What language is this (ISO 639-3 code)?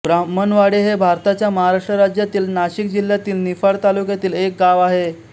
mar